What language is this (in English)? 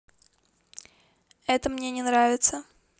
Russian